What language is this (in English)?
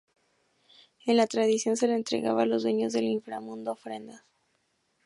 Spanish